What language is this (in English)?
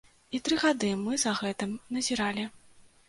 Belarusian